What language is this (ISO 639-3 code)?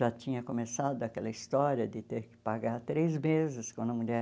por